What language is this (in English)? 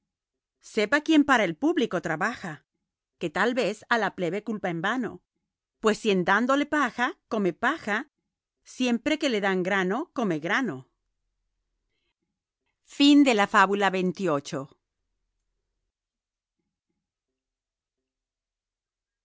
Spanish